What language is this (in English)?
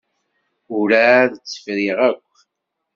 Kabyle